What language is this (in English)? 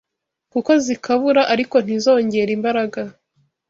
Kinyarwanda